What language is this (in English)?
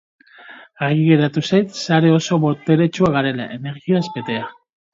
Basque